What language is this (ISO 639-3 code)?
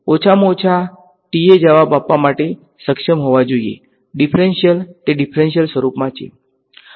guj